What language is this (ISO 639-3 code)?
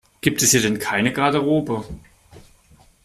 deu